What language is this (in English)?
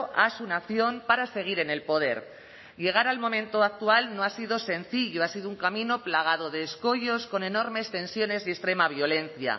Spanish